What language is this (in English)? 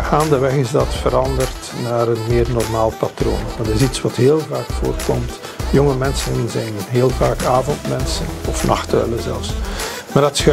Dutch